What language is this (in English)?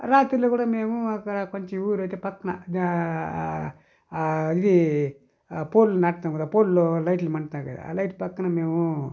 Telugu